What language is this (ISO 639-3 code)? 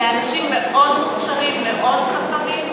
heb